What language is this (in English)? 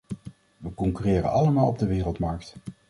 Dutch